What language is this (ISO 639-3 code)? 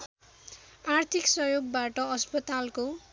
nep